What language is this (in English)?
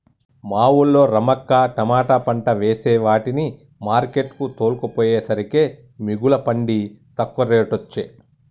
Telugu